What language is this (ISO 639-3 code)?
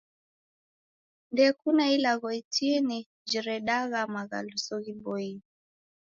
dav